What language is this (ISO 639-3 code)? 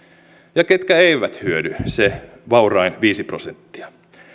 fin